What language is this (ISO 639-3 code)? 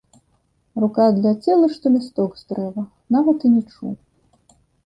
bel